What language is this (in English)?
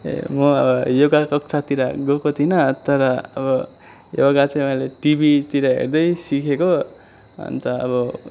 Nepali